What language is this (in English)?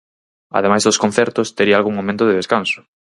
Galician